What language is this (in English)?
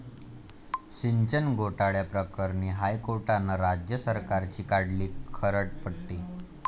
Marathi